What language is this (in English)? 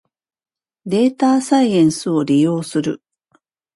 Japanese